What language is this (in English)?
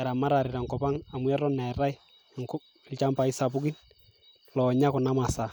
Masai